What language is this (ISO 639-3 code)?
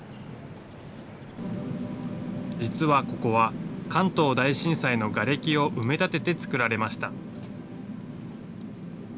jpn